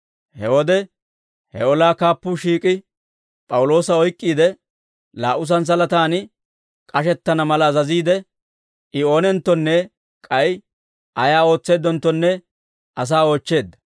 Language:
Dawro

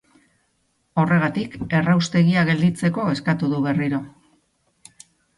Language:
Basque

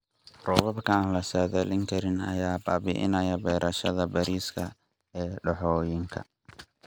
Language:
Somali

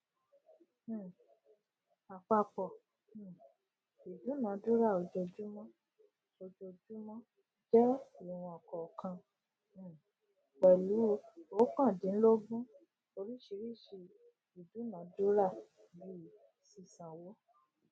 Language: Yoruba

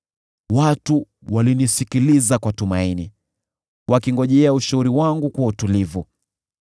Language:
Swahili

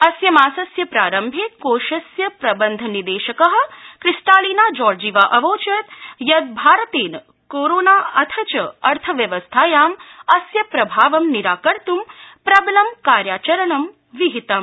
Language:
Sanskrit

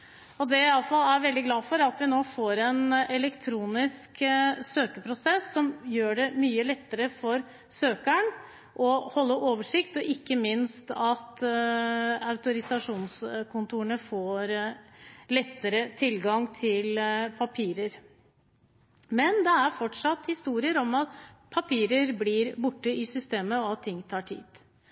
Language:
Norwegian Bokmål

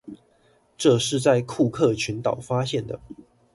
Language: Chinese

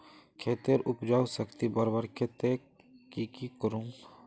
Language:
Magahi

